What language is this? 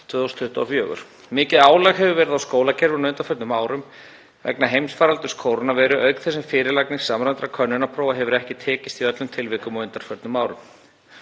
Icelandic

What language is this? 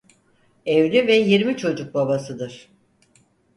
Turkish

